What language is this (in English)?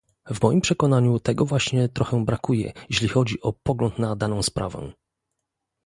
Polish